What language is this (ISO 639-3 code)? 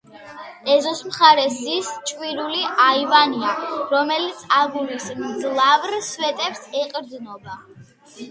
kat